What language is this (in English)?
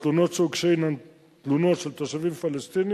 Hebrew